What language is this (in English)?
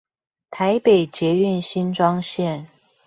Chinese